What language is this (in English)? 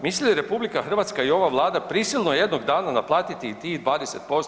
Croatian